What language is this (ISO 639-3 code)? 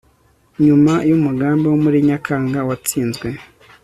kin